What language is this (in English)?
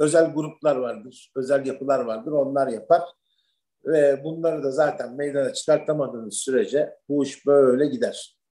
Turkish